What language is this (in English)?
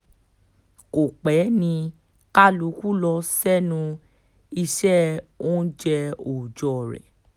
Yoruba